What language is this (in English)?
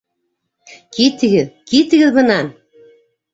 Bashkir